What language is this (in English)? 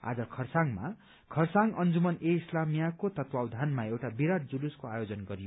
Nepali